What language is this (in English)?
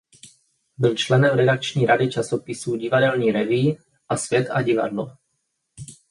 Czech